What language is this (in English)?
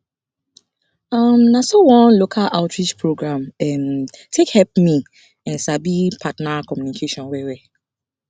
Nigerian Pidgin